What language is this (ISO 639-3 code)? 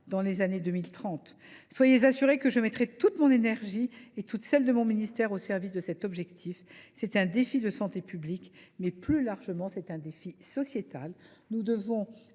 fra